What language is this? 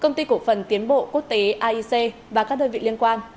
Vietnamese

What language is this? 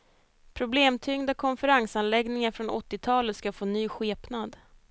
Swedish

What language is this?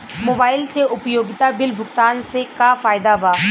Bhojpuri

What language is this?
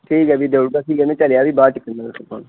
Dogri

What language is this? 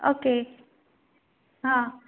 Konkani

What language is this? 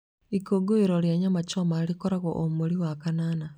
Kikuyu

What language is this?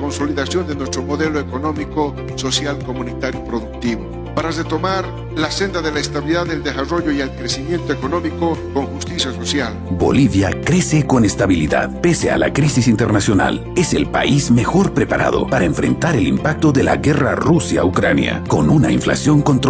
Spanish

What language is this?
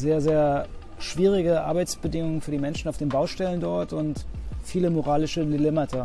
German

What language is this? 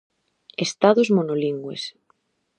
Galician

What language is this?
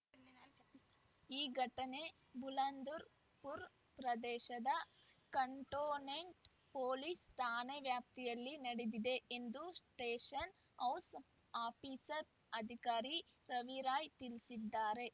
Kannada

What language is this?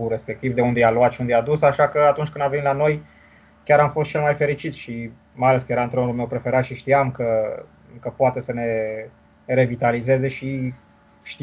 Romanian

